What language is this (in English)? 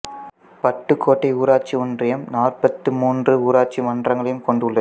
Tamil